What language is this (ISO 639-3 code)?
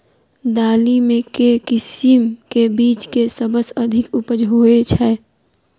mai